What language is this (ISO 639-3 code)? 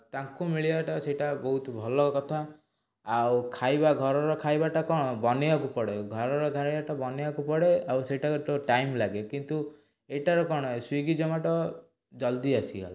ori